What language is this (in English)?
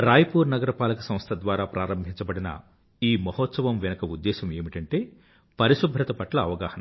Telugu